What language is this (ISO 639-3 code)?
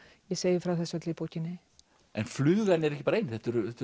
isl